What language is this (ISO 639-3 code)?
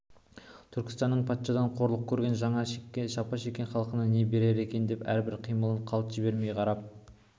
kaz